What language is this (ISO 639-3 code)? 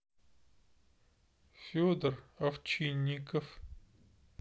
rus